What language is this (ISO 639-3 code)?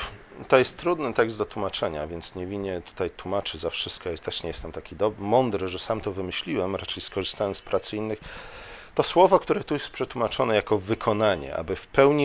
pol